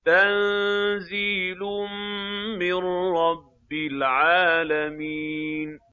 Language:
Arabic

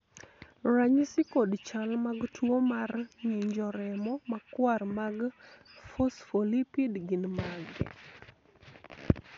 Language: Luo (Kenya and Tanzania)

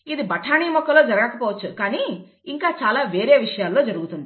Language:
Telugu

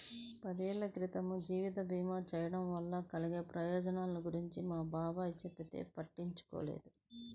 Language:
Telugu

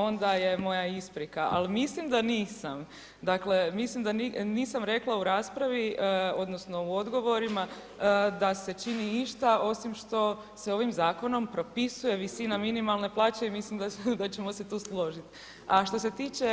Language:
Croatian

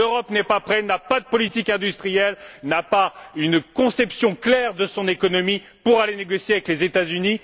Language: French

